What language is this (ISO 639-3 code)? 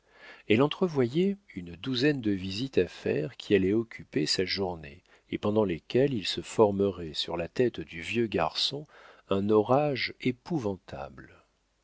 fra